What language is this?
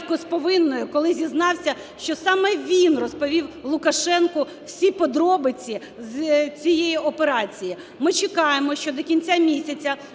Ukrainian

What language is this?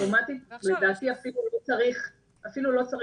Hebrew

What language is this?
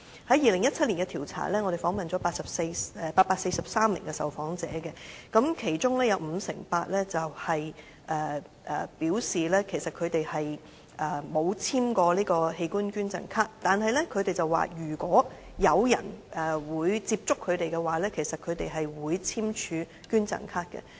Cantonese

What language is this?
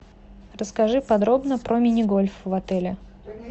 Russian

